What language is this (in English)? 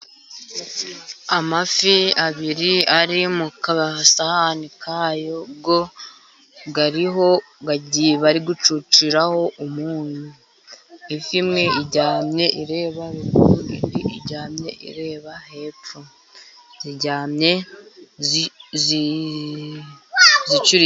Kinyarwanda